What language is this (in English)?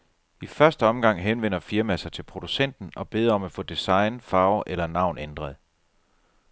Danish